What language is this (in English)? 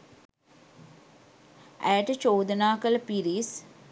Sinhala